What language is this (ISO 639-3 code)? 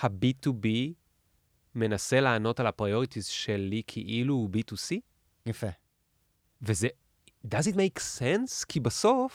heb